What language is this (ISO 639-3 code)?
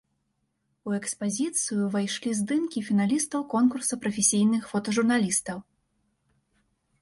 bel